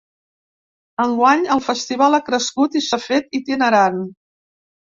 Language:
Catalan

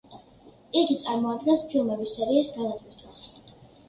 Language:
Georgian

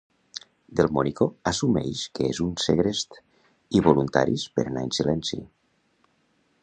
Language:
Catalan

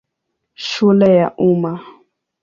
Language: Swahili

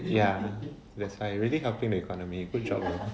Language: English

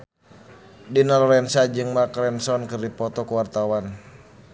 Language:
Sundanese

